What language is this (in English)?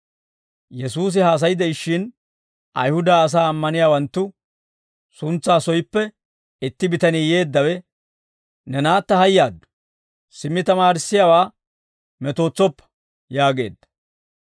Dawro